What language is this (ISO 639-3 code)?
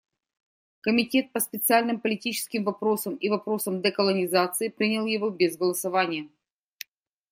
rus